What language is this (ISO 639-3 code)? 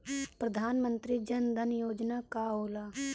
bho